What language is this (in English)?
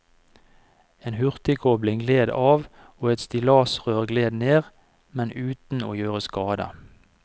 Norwegian